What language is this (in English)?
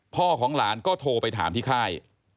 Thai